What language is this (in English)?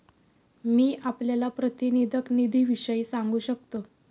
Marathi